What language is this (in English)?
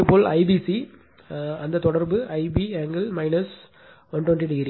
Tamil